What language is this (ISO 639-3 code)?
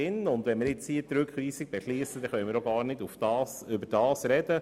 gsw